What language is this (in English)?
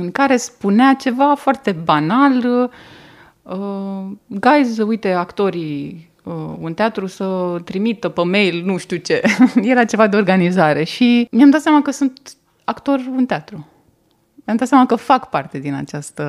Romanian